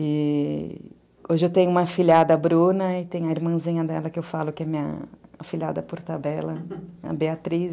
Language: Portuguese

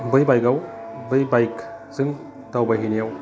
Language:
Bodo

